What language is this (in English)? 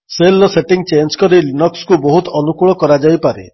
Odia